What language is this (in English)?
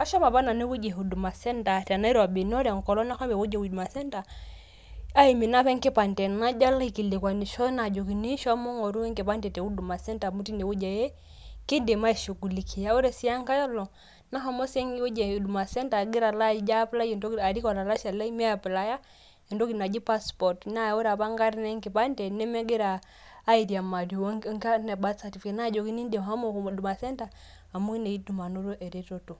Masai